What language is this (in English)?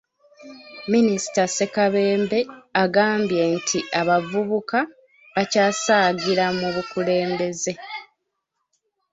Ganda